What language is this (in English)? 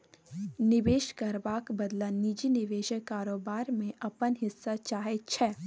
Maithili